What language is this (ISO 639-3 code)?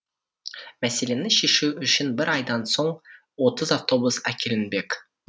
kaz